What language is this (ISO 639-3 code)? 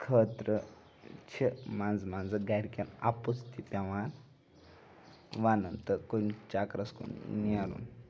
kas